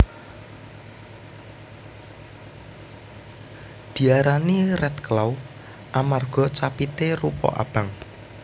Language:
Javanese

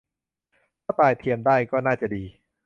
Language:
Thai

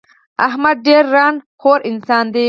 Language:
Pashto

